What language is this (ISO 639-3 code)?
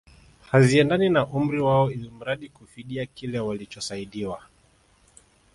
swa